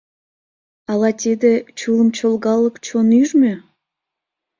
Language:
Mari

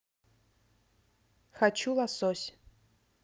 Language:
Russian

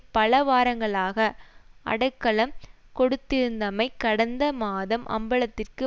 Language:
Tamil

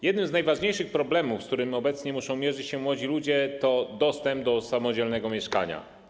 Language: Polish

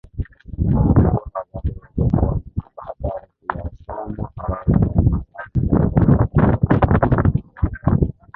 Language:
Swahili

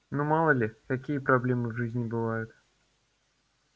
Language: Russian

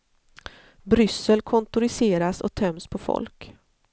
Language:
Swedish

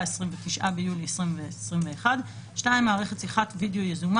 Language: Hebrew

